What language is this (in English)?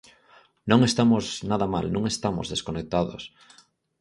Galician